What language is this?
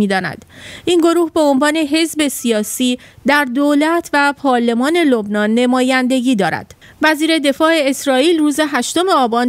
Persian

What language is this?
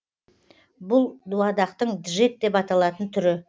Kazakh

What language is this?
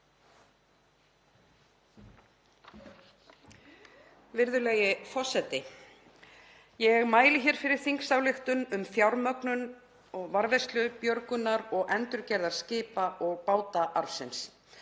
Icelandic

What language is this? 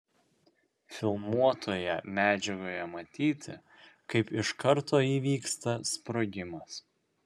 Lithuanian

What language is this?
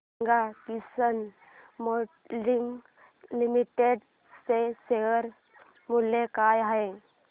Marathi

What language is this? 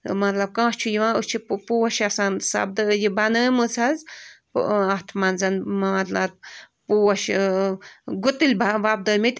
Kashmiri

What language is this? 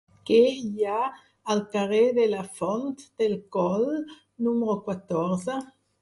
Catalan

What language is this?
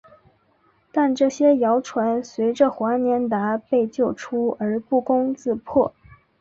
Chinese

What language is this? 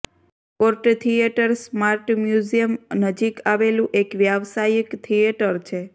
Gujarati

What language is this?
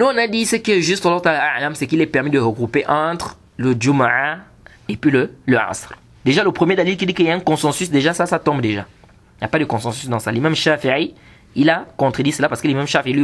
French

